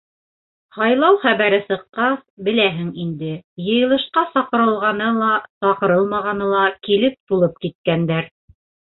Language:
Bashkir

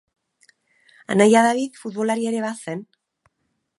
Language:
Basque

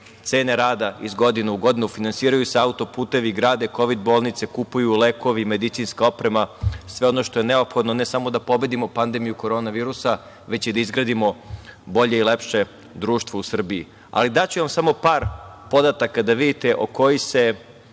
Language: Serbian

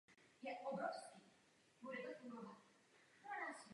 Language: Czech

